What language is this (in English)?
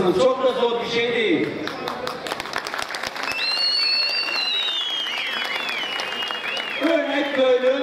Turkish